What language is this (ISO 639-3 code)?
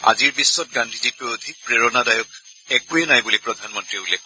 asm